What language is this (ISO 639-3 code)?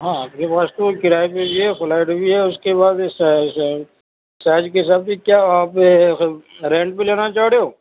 urd